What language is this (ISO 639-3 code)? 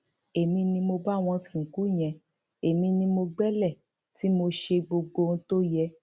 yor